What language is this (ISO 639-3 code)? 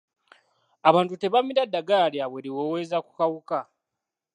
lug